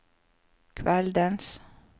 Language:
Norwegian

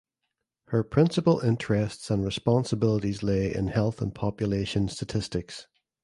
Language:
English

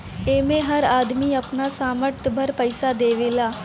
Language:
Bhojpuri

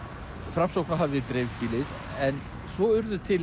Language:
Icelandic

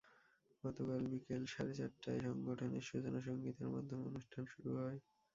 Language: Bangla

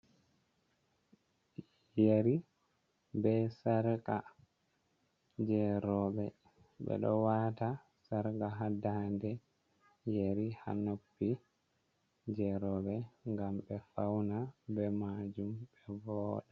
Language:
Fula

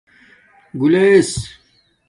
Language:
Domaaki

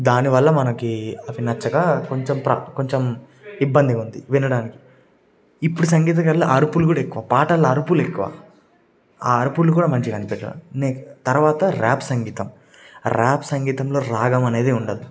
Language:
Telugu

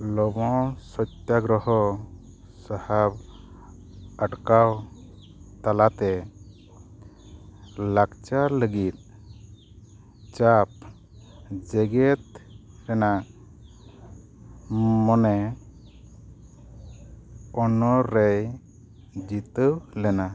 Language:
Santali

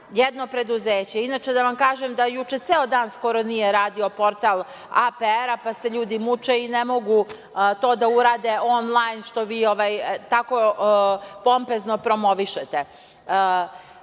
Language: Serbian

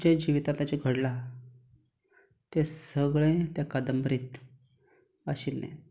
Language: Konkani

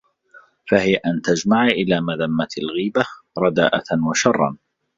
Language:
Arabic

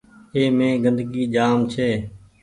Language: Goaria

